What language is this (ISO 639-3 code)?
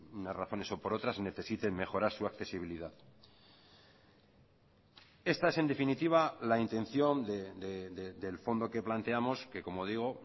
spa